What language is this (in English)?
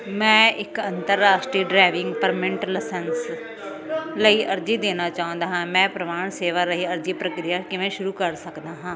Punjabi